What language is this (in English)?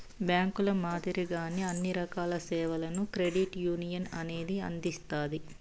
Telugu